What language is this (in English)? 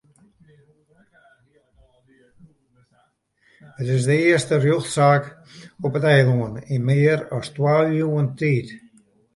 Western Frisian